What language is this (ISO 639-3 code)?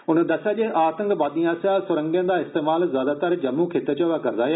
doi